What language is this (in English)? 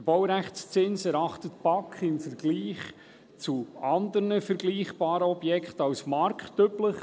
Swiss German